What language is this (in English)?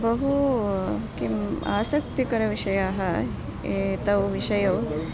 Sanskrit